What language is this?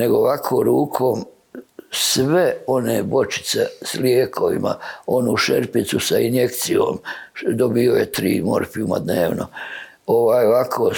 Croatian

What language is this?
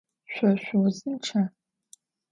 Adyghe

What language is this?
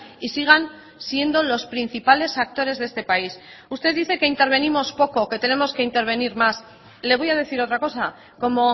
Spanish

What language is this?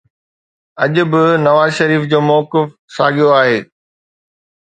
Sindhi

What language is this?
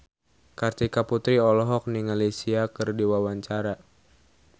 Sundanese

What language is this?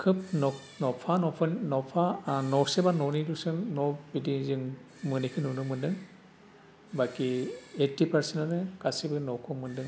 Bodo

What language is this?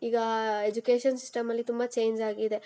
Kannada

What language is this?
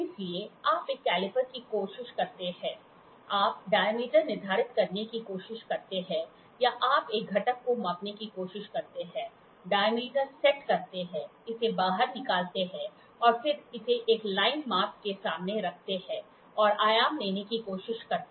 Hindi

